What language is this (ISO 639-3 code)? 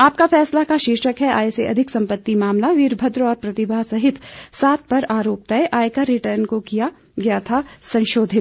hin